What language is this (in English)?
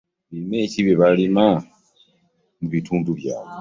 Ganda